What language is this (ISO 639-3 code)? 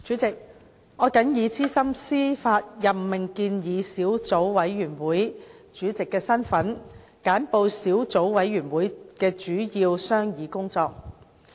yue